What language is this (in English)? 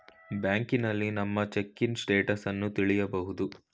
Kannada